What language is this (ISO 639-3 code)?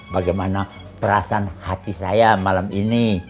ind